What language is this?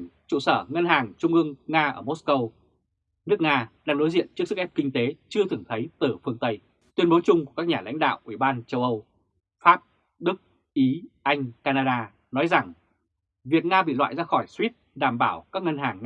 Vietnamese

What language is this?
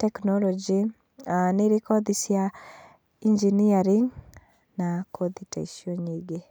Kikuyu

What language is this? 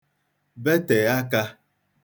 Igbo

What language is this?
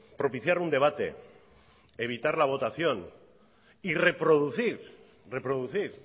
Spanish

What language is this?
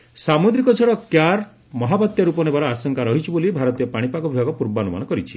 Odia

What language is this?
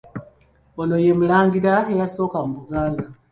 Ganda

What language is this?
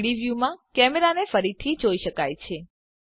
Gujarati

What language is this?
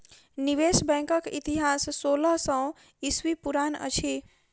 Maithili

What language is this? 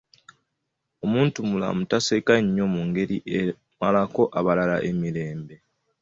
Ganda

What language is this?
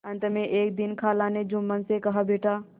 Hindi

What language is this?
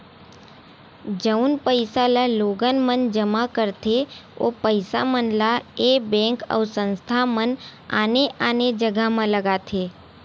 Chhattisgarhi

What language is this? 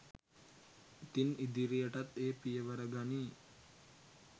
Sinhala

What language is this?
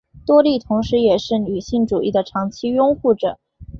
Chinese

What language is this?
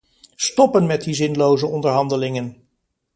Dutch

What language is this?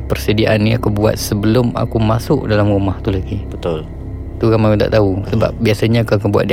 Malay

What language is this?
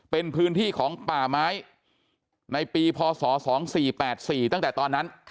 Thai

